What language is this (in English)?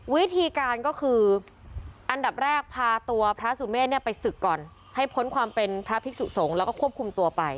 Thai